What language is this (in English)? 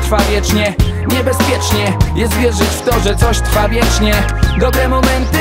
Polish